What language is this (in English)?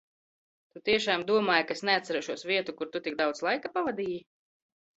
Latvian